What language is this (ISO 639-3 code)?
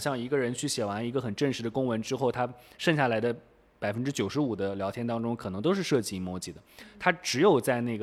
zho